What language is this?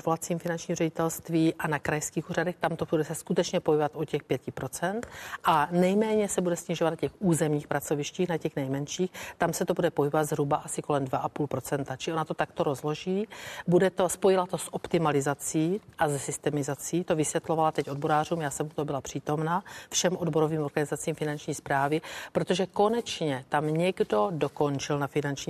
Czech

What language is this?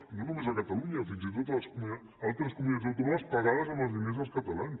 Catalan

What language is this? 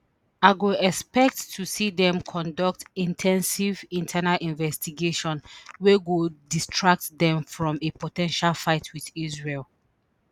Nigerian Pidgin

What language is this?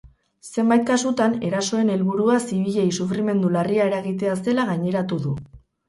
Basque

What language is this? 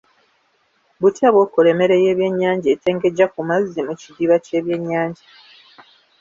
Ganda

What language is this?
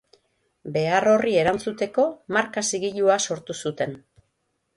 Basque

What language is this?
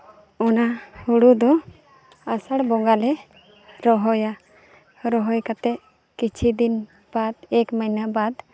Santali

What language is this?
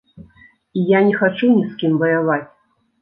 Belarusian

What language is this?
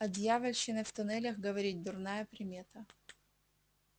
Russian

